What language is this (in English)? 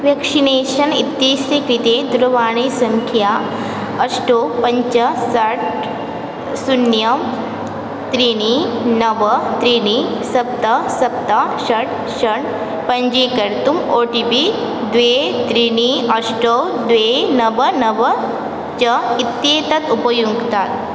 Sanskrit